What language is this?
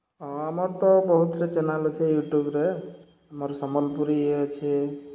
Odia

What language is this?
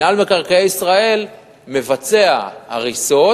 Hebrew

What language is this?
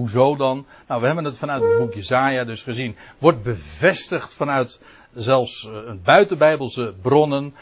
Dutch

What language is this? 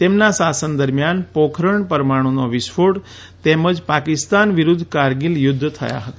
Gujarati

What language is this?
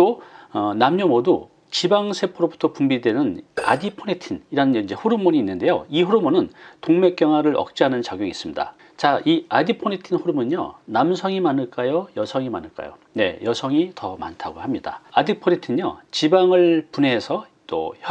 Korean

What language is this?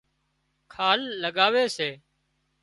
Wadiyara Koli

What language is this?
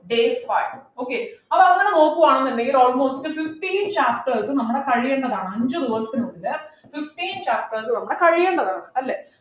Malayalam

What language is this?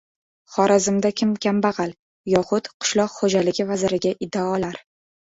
Uzbek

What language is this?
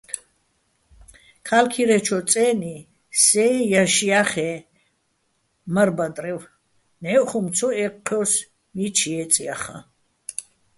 Bats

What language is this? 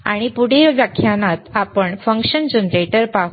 Marathi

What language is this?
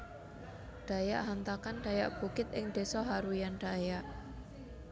Javanese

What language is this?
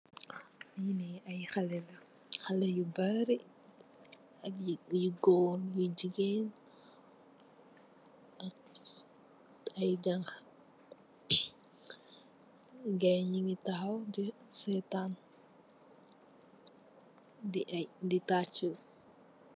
Wolof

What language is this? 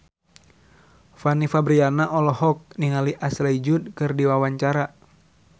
Sundanese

